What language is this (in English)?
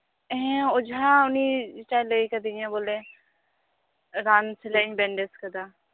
Santali